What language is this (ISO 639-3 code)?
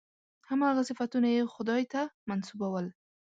pus